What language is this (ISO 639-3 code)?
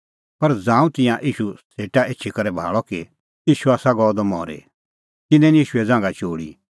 kfx